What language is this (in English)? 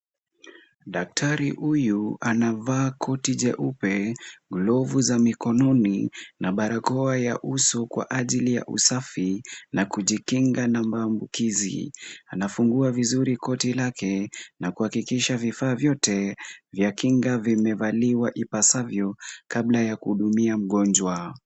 Swahili